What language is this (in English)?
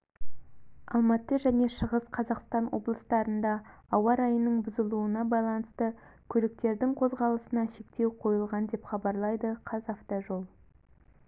Kazakh